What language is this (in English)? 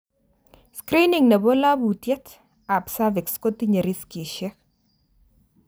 Kalenjin